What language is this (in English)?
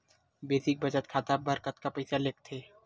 Chhattisgarhi